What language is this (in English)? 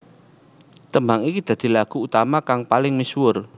Javanese